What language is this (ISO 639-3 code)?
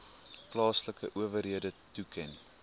afr